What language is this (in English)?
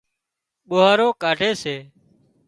Wadiyara Koli